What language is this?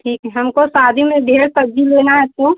Hindi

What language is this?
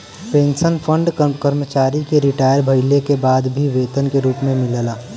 Bhojpuri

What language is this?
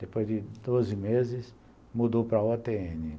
Portuguese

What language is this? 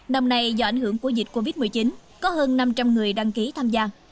Vietnamese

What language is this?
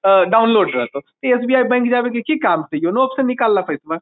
Magahi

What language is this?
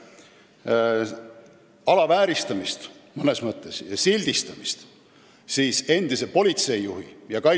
Estonian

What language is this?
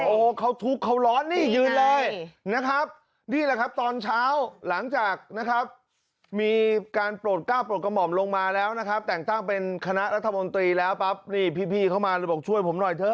Thai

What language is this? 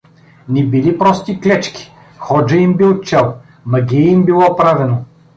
Bulgarian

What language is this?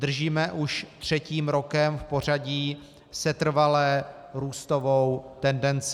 Czech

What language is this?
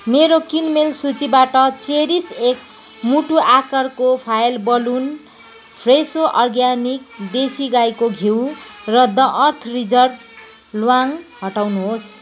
Nepali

